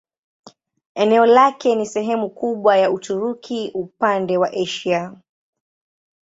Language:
Swahili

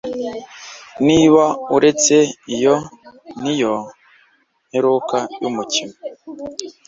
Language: Kinyarwanda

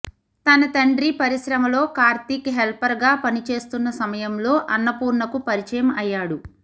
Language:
Telugu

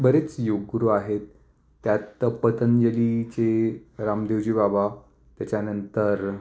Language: Marathi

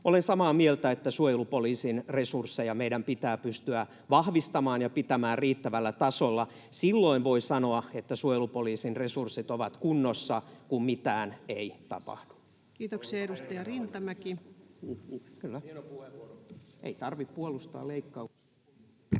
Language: Finnish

